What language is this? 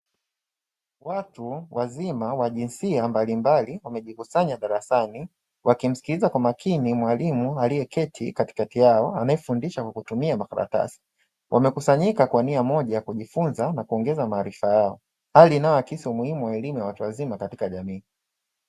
Swahili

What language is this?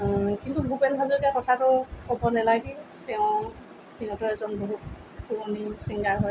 Assamese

